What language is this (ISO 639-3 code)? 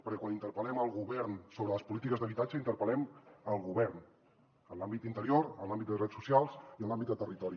cat